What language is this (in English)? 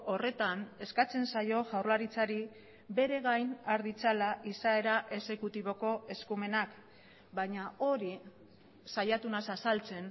Basque